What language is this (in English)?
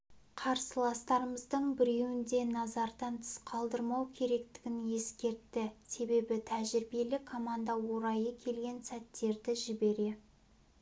Kazakh